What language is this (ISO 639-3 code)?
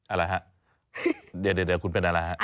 tha